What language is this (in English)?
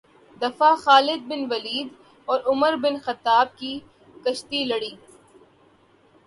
Urdu